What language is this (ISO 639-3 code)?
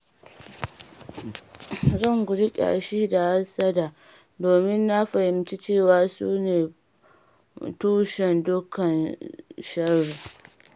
hau